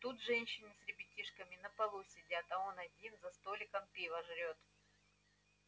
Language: Russian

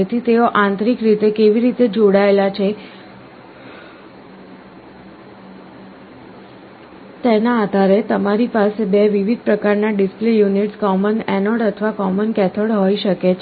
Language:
Gujarati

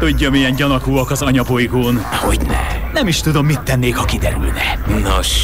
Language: Hungarian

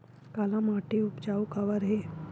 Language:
Chhattisgarhi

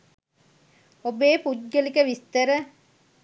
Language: Sinhala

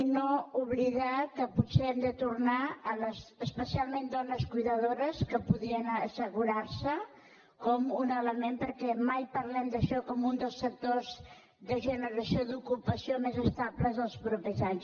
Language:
Catalan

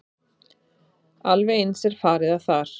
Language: Icelandic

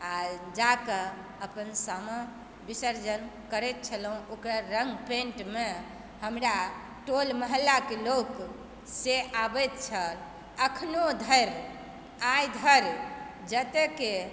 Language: Maithili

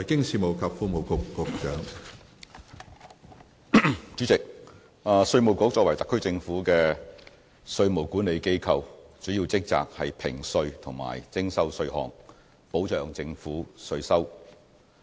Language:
Cantonese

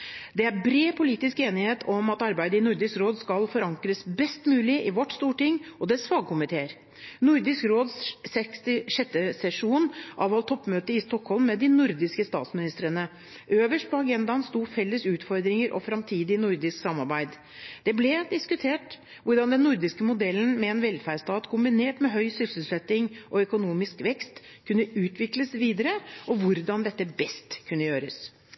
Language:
Norwegian Bokmål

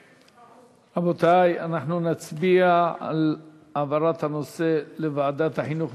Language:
Hebrew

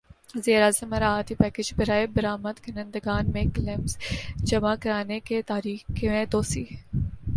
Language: Urdu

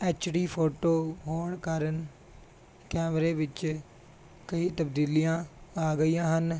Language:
Punjabi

